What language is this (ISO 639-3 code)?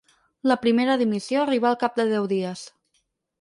cat